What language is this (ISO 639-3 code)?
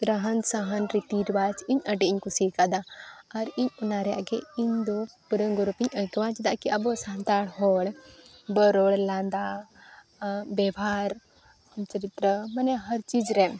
sat